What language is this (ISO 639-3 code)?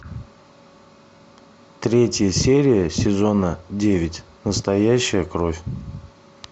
rus